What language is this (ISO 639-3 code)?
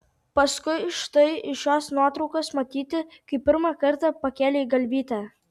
lit